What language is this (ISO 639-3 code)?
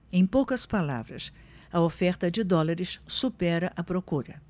por